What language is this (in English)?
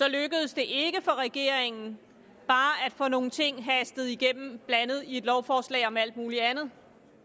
Danish